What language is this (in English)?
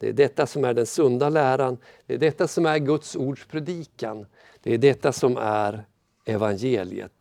Swedish